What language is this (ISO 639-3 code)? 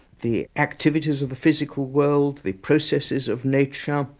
eng